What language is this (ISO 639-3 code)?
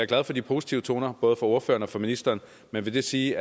dan